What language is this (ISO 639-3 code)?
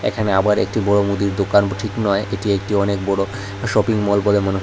ben